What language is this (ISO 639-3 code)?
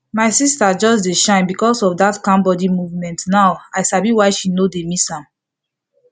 pcm